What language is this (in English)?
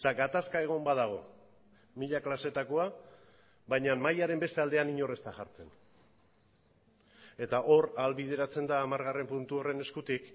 Basque